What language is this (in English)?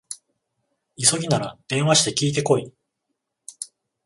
Japanese